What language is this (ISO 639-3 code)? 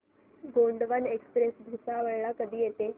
mar